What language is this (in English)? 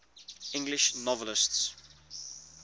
English